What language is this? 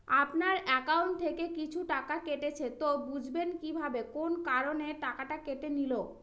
Bangla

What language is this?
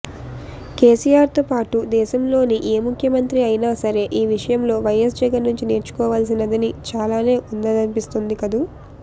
Telugu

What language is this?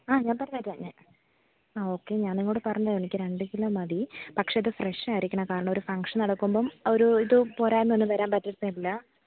Malayalam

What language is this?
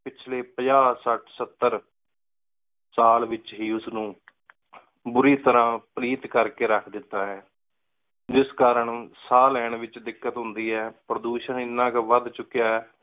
Punjabi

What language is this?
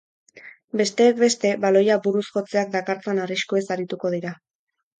Basque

